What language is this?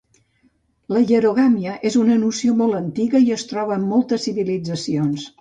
Catalan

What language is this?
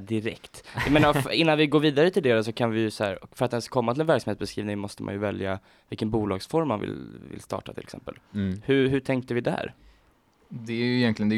Swedish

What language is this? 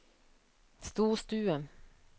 Norwegian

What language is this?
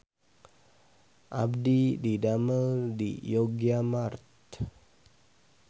Sundanese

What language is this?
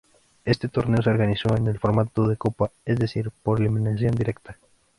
Spanish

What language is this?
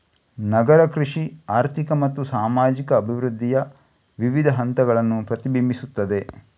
Kannada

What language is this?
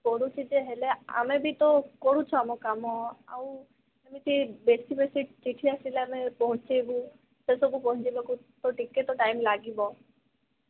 Odia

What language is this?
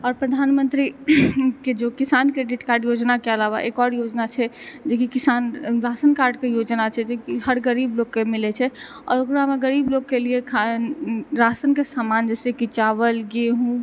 Maithili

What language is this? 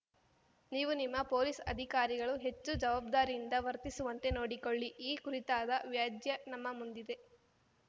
Kannada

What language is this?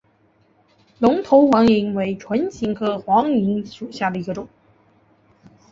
Chinese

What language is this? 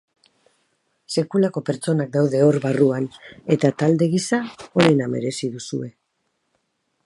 Basque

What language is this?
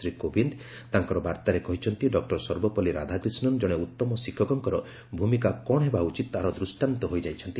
Odia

